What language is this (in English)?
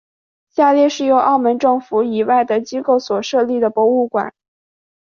Chinese